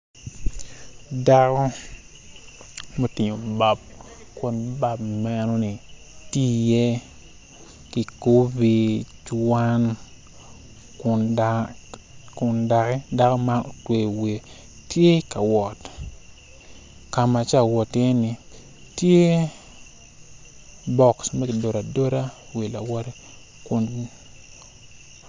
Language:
Acoli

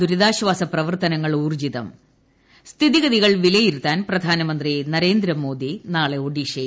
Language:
Malayalam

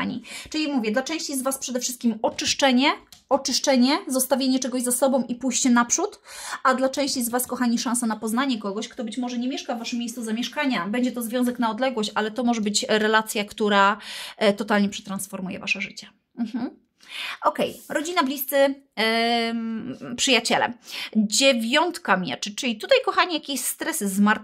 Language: Polish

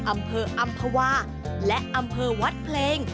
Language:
Thai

